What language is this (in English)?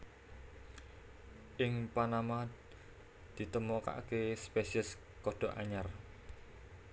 Javanese